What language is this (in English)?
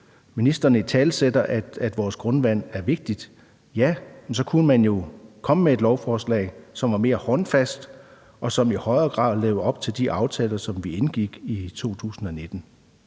Danish